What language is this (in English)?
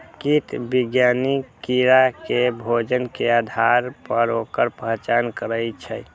Maithili